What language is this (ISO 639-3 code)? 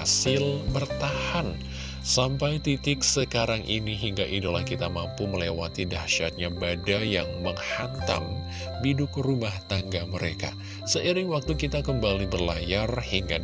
ind